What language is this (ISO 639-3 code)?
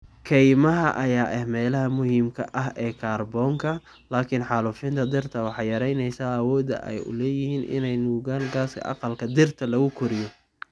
som